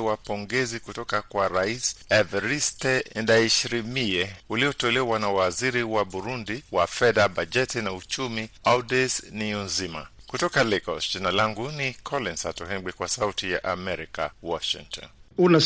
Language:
Swahili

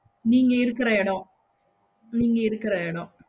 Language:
Tamil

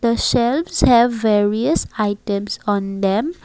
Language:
English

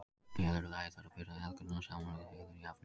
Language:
Icelandic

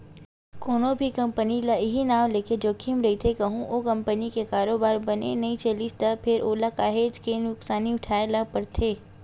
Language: Chhattisgarhi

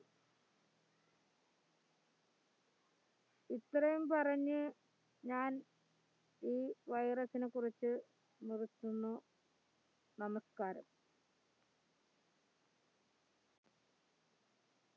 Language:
Malayalam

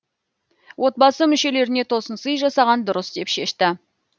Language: Kazakh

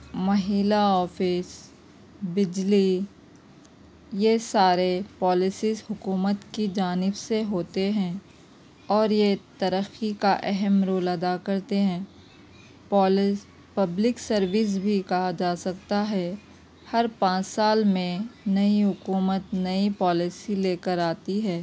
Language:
Urdu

